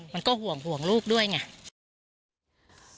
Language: Thai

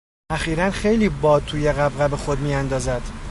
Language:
Persian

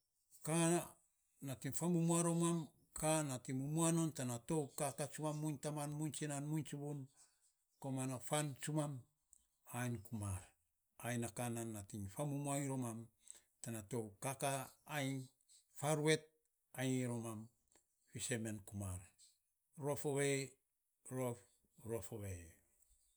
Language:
Saposa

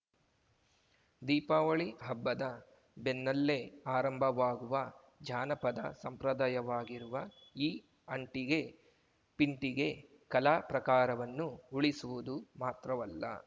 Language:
Kannada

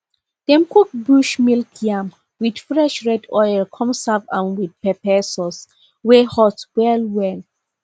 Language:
Nigerian Pidgin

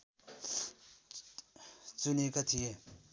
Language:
Nepali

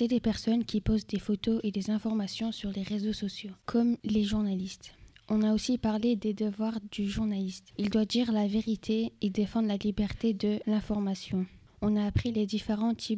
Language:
French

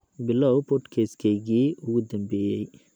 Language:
Somali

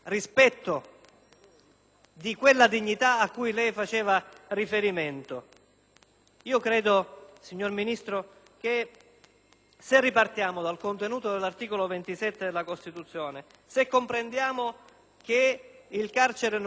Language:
Italian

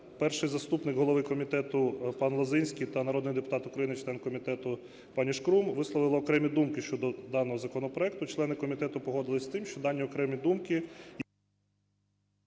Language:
Ukrainian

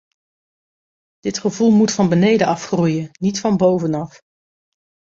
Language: Dutch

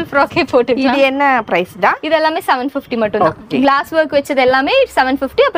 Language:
Tamil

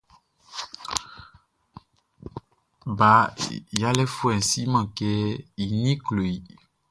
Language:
Baoulé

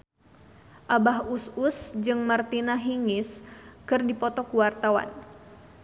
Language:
Sundanese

